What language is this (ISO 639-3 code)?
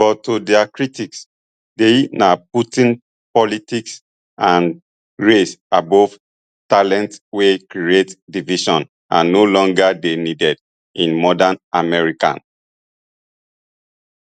pcm